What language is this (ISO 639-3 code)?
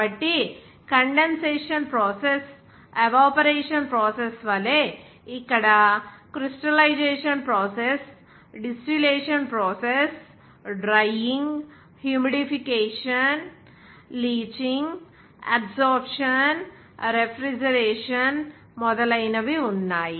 tel